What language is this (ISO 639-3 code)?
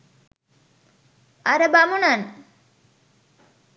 sin